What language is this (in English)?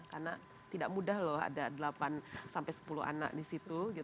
Indonesian